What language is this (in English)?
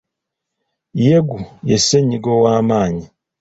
Ganda